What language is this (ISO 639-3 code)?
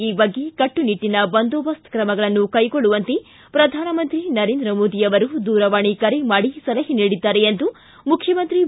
kan